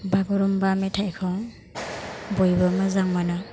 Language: Bodo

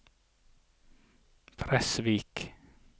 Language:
Norwegian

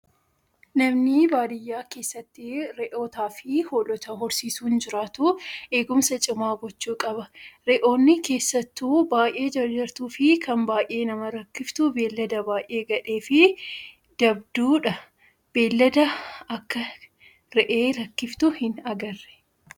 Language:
Oromo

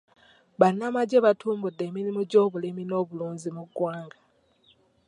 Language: Ganda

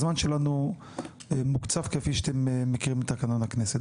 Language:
Hebrew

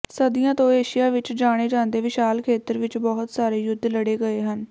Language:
Punjabi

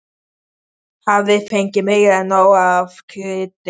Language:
Icelandic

